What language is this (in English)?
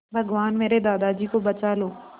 Hindi